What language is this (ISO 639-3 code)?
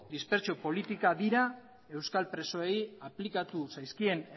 eus